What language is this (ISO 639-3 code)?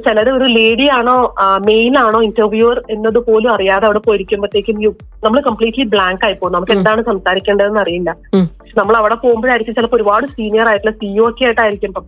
mal